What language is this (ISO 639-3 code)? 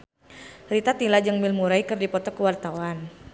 sun